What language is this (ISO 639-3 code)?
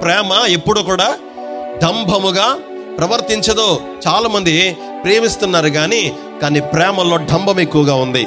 tel